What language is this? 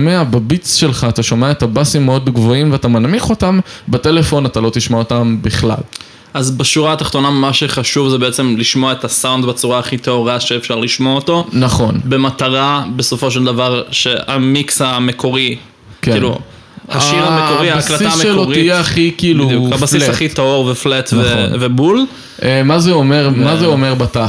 Hebrew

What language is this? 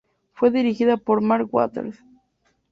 Spanish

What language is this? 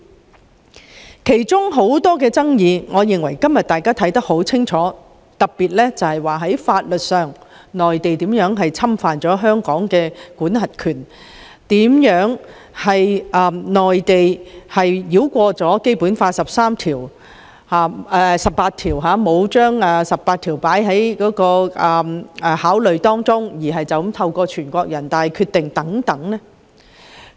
Cantonese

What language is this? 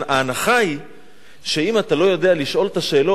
Hebrew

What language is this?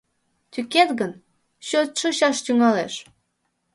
Mari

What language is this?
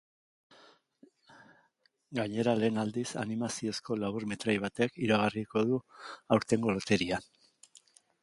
Basque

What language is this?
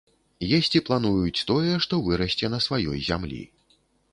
Belarusian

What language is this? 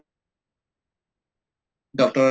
Assamese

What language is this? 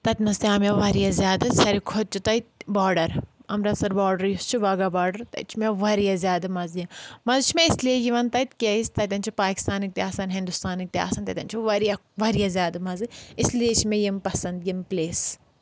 Kashmiri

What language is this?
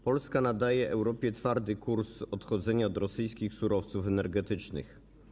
Polish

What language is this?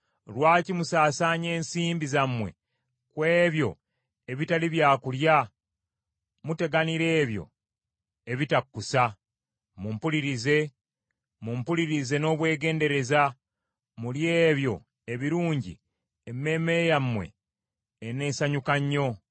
Ganda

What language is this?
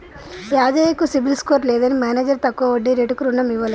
Telugu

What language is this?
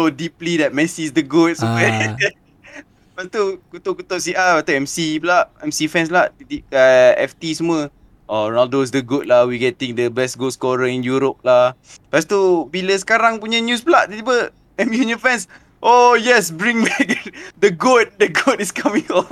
Malay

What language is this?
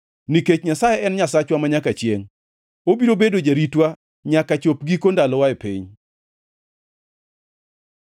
Luo (Kenya and Tanzania)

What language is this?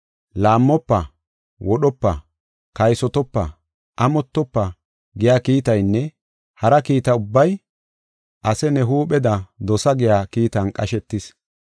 Gofa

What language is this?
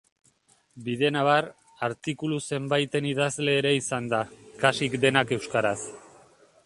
Basque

